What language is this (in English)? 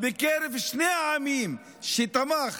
Hebrew